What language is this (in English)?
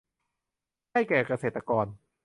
Thai